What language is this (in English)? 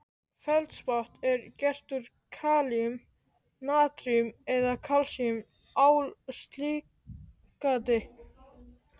Icelandic